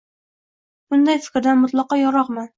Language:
Uzbek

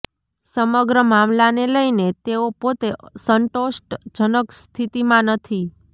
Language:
Gujarati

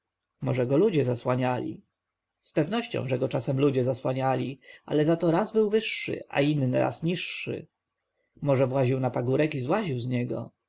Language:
Polish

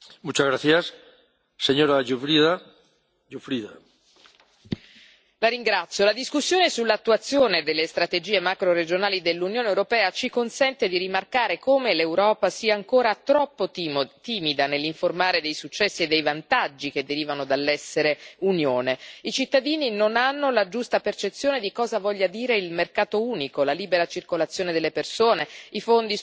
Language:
Italian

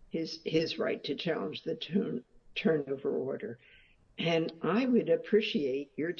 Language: English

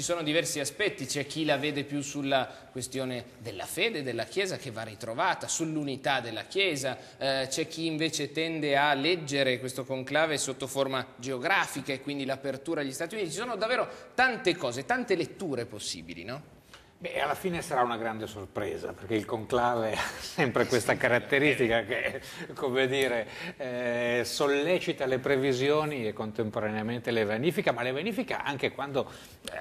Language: Italian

